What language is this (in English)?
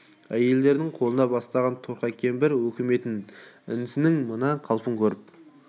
Kazakh